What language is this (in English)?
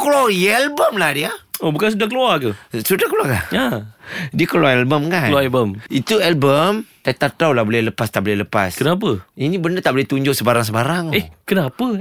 Malay